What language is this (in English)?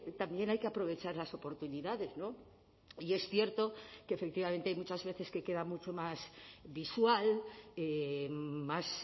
Spanish